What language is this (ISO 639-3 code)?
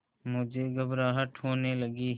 hin